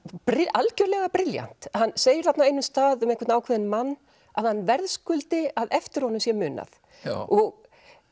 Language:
Icelandic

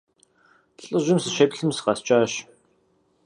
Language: Kabardian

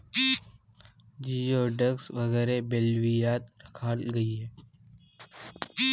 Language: Magahi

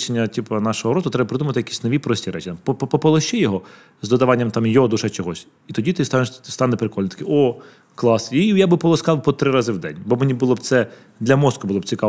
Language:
Ukrainian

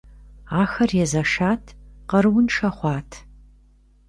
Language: Kabardian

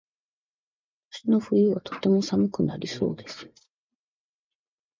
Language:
Japanese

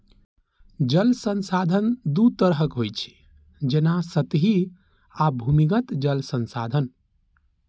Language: Maithili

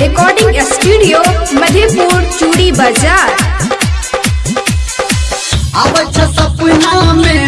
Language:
Hindi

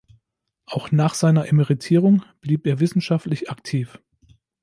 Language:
German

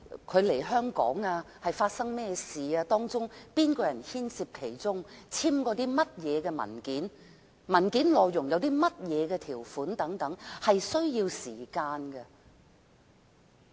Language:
Cantonese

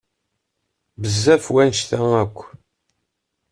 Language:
Kabyle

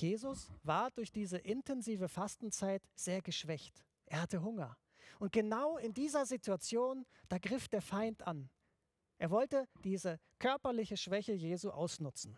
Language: German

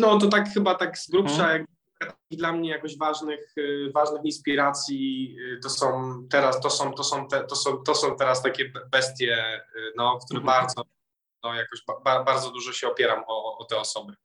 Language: Polish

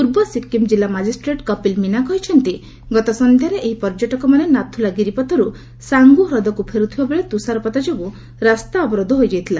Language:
Odia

